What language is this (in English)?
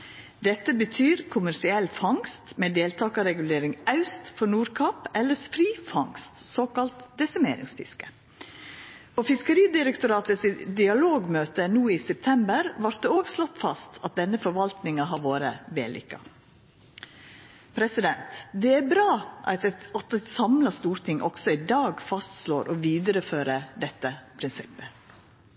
Norwegian Nynorsk